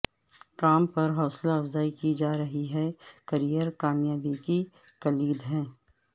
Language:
Urdu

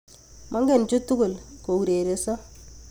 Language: Kalenjin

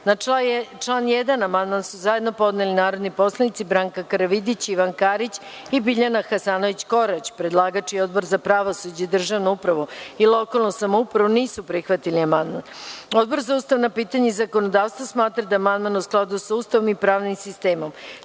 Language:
Serbian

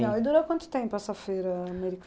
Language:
Portuguese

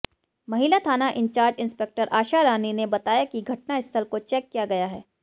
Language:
Hindi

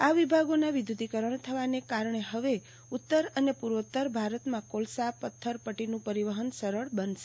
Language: Gujarati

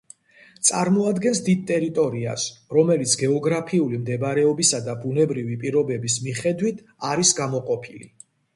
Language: Georgian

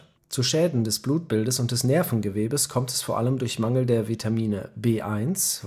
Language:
German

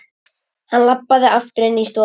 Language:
Icelandic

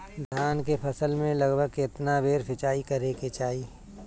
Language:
Bhojpuri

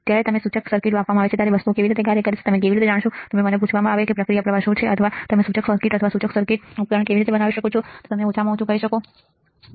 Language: Gujarati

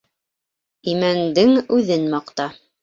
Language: Bashkir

